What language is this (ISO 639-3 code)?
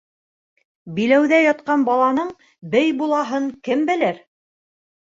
bak